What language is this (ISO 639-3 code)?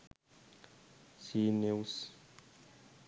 sin